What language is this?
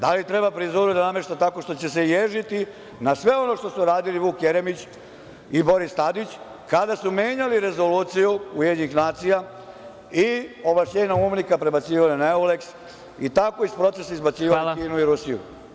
Serbian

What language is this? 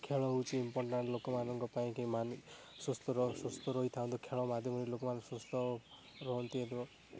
Odia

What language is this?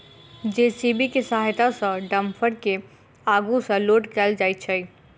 Maithili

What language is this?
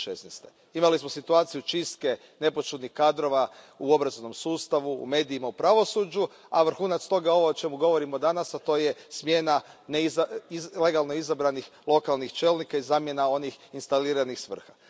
Croatian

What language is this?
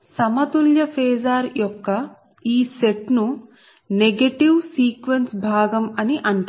Telugu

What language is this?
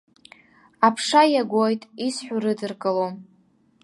Abkhazian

